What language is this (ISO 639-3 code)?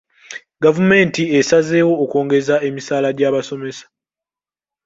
lug